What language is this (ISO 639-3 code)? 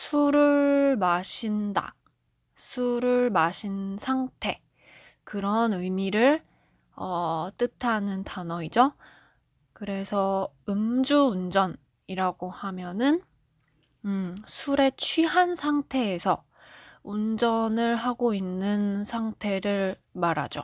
kor